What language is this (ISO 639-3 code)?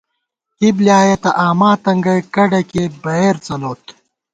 gwt